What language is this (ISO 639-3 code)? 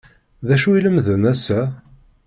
kab